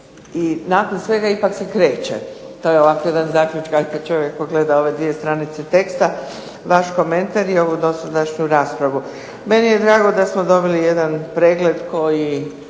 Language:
Croatian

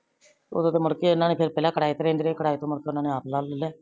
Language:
Punjabi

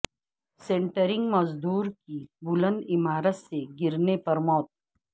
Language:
Urdu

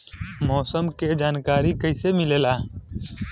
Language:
Bhojpuri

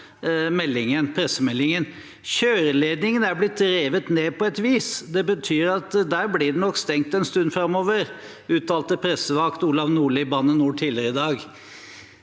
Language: Norwegian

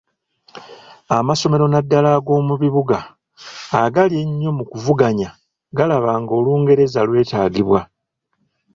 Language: Ganda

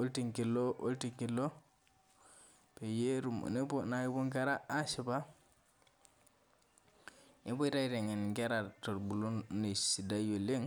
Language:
Masai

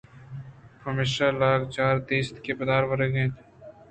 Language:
Eastern Balochi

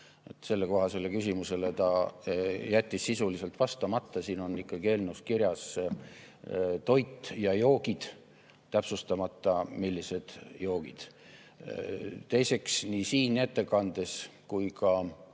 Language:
Estonian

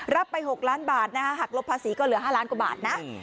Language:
Thai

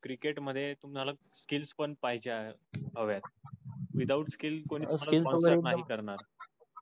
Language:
Marathi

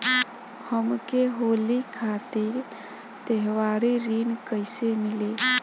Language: Bhojpuri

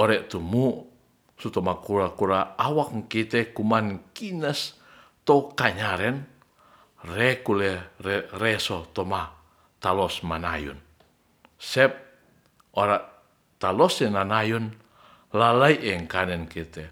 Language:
Ratahan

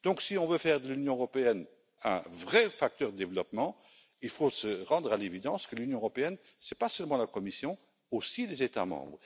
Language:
French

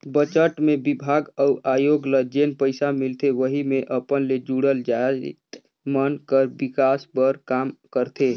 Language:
Chhattisgarhi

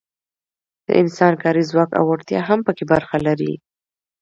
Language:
Pashto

